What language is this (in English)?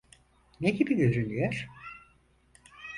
Turkish